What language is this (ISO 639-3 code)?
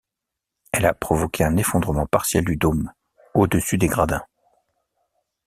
fra